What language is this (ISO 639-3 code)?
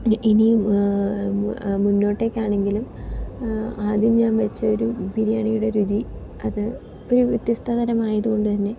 mal